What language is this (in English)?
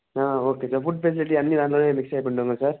Telugu